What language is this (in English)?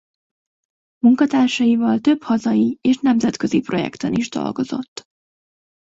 Hungarian